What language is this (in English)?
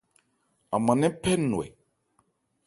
Ebrié